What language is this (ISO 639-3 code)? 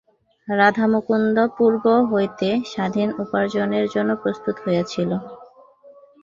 ben